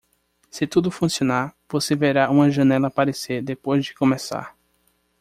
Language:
Portuguese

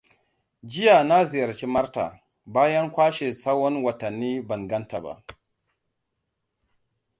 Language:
Hausa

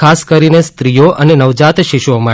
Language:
Gujarati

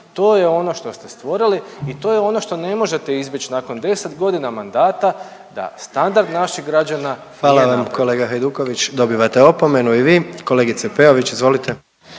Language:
Croatian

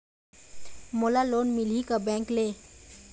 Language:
Chhattisgarhi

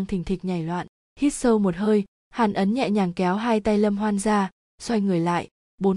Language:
Vietnamese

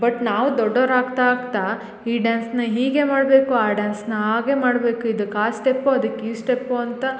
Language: Kannada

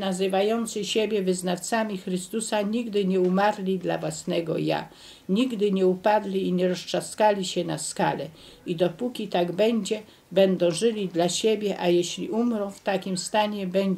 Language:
Polish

